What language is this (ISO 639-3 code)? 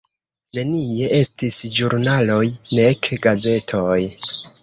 epo